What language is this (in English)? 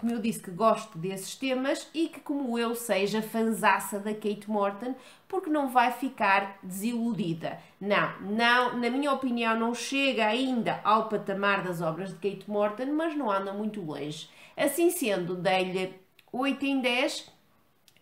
Portuguese